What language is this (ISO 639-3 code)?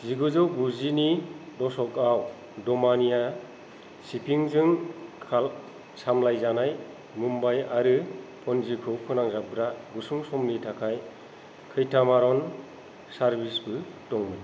brx